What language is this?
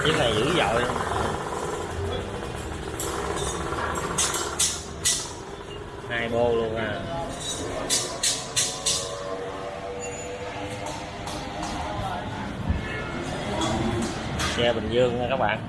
Vietnamese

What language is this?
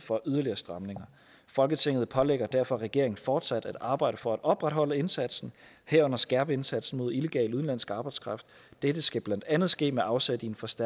Danish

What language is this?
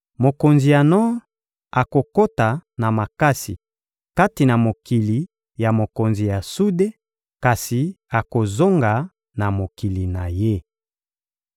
Lingala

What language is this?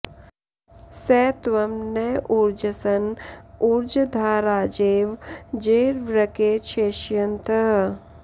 Sanskrit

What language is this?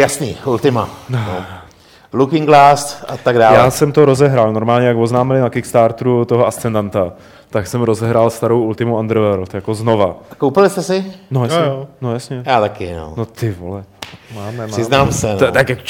Czech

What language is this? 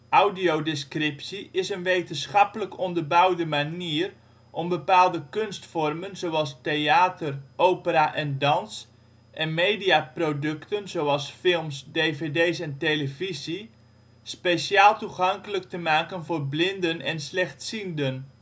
Dutch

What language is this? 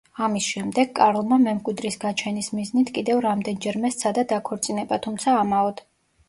Georgian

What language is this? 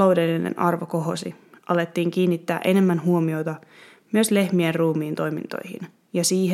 Finnish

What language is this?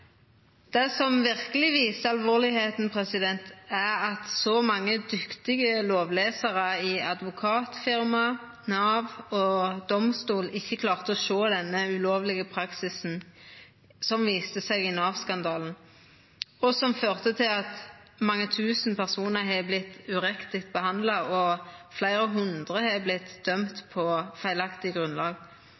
Norwegian Nynorsk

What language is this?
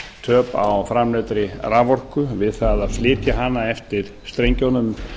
Icelandic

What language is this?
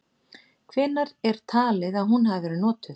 Icelandic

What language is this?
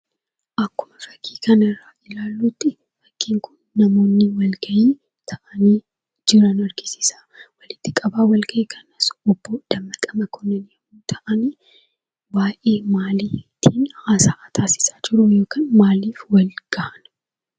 Oromo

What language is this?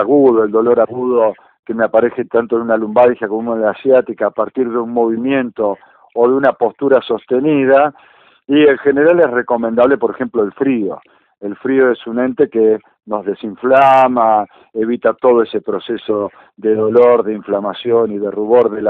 Spanish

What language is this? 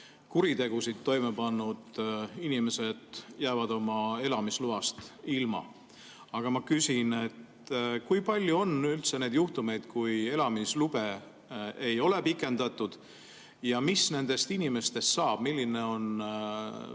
Estonian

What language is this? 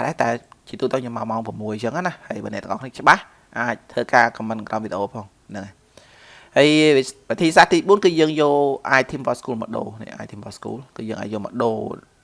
Vietnamese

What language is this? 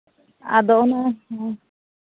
Santali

